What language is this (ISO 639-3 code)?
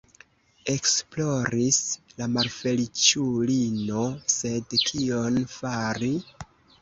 epo